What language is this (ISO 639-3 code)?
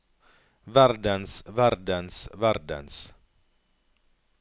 nor